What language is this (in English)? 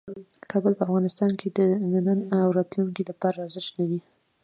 Pashto